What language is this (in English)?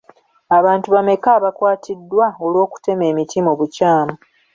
Ganda